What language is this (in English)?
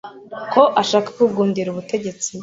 Kinyarwanda